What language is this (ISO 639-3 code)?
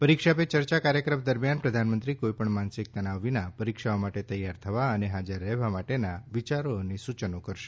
guj